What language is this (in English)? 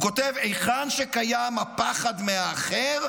Hebrew